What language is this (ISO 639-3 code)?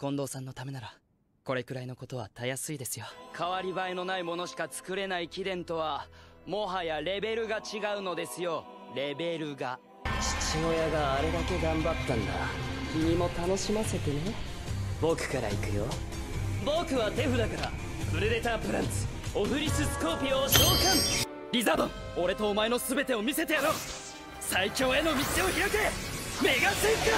jpn